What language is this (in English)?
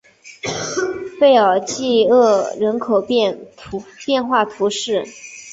Chinese